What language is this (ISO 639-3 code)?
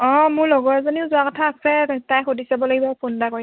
asm